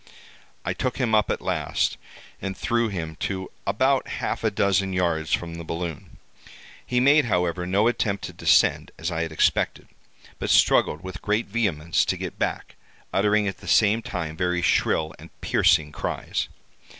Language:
English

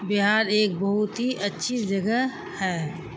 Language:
Urdu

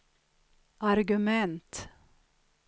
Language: Swedish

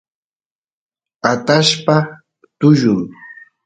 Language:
Santiago del Estero Quichua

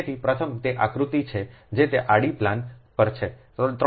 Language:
Gujarati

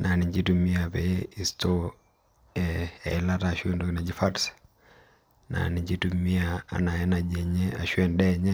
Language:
Masai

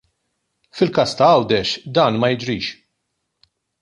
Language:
Maltese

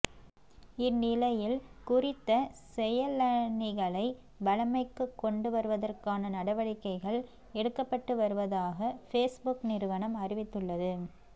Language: Tamil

